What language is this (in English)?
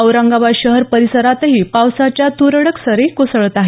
Marathi